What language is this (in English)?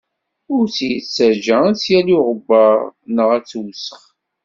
Kabyle